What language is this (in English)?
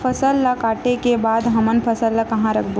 Chhattisgarhi